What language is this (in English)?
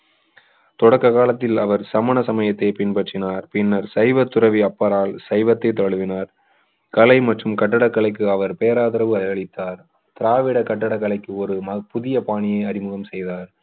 Tamil